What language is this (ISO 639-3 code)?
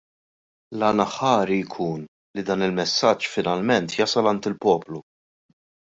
mlt